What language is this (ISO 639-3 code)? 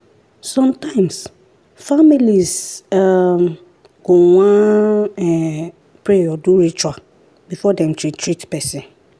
pcm